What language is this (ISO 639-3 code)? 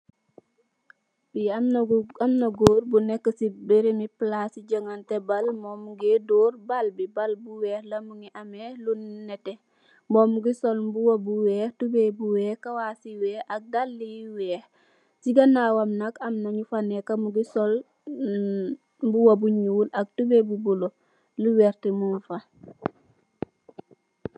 wol